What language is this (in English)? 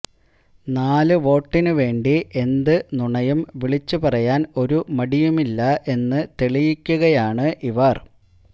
Malayalam